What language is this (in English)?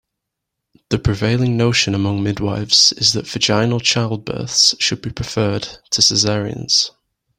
English